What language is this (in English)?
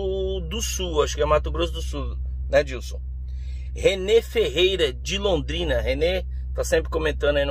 Portuguese